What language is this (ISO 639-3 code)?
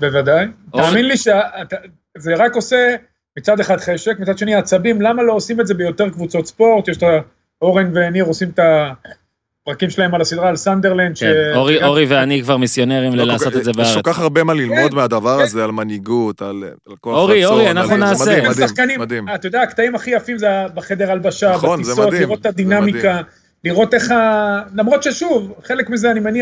heb